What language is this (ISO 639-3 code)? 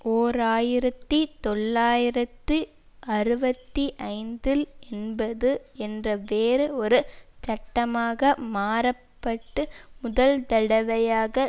tam